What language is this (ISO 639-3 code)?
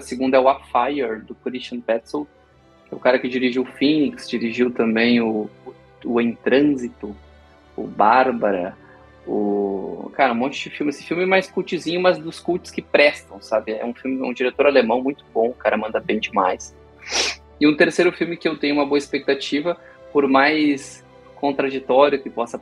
por